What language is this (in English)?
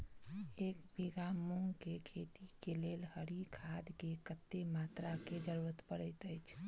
Maithili